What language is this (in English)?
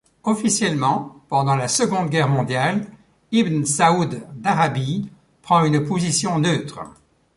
French